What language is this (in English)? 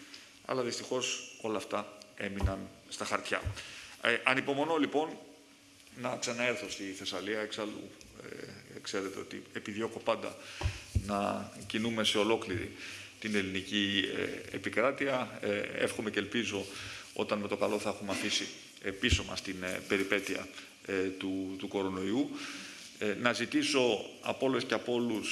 Greek